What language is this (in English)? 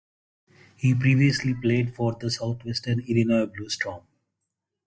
English